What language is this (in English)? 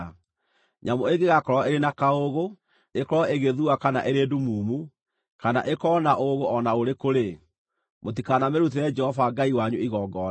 Kikuyu